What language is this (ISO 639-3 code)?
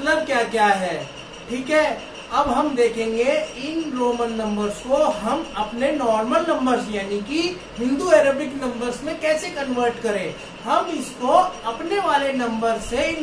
hin